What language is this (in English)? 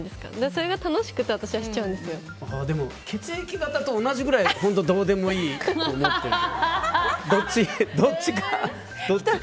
Japanese